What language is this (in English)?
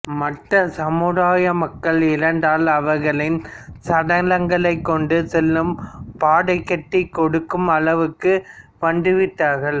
Tamil